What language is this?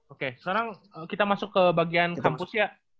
Indonesian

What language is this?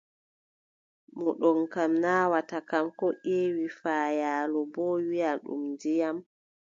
Adamawa Fulfulde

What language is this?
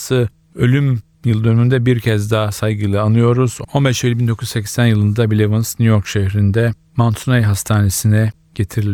Turkish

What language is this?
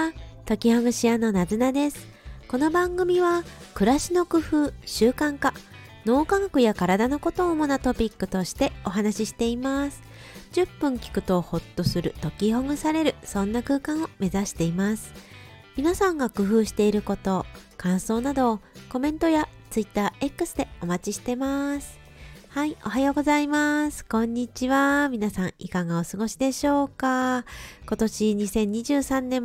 Japanese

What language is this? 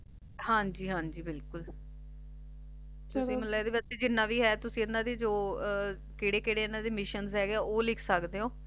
Punjabi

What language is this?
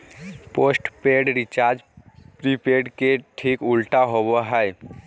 Magahi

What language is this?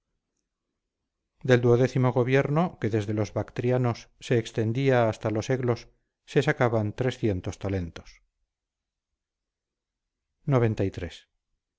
Spanish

